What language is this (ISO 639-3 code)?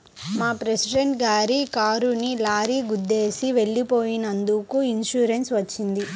tel